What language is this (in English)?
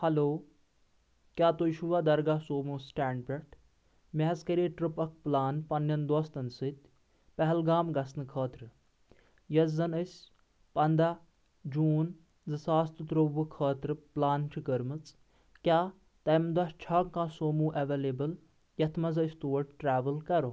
Kashmiri